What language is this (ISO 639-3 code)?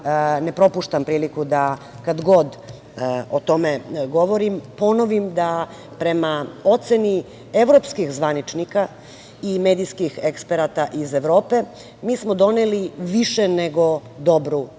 srp